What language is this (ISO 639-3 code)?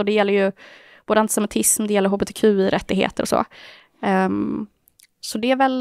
swe